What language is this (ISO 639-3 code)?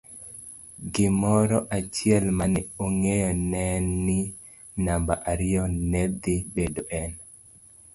luo